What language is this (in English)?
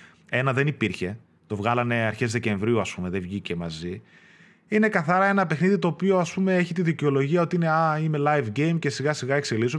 Greek